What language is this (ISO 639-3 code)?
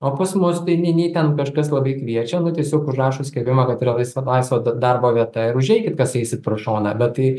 lit